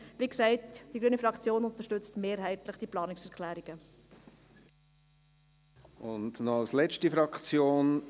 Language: Swiss German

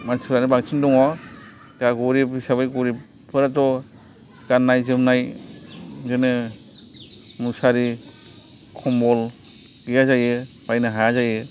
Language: Bodo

